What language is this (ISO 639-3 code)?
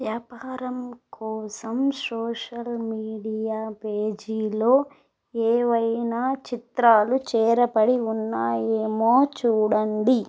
tel